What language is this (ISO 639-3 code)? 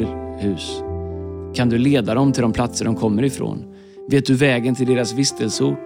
swe